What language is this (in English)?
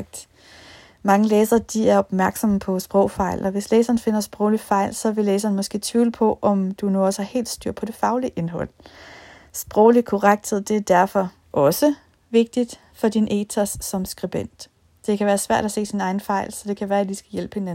Danish